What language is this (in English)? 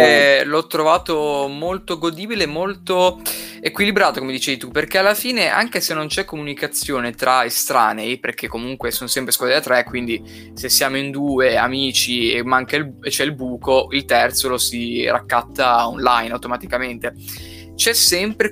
Italian